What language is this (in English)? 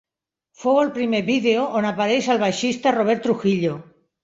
Catalan